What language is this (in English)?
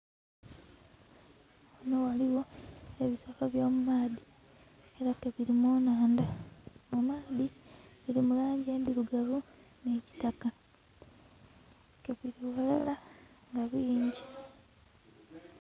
Soga